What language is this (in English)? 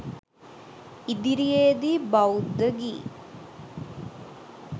Sinhala